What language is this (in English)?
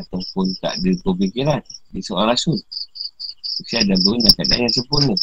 Malay